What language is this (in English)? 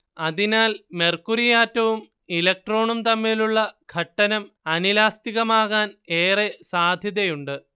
Malayalam